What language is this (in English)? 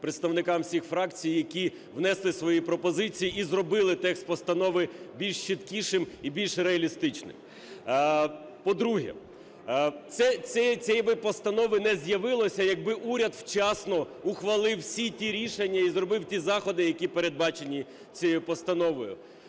Ukrainian